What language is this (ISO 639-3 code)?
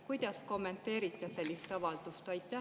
est